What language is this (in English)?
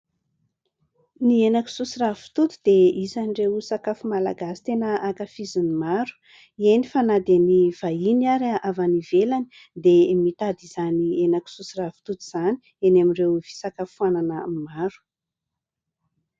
Malagasy